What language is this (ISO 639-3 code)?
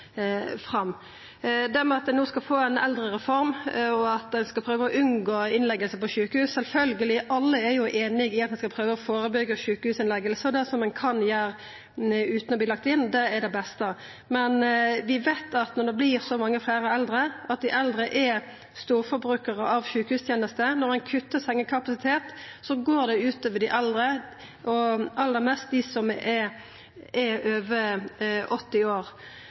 nno